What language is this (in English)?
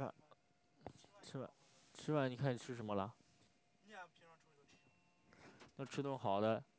Chinese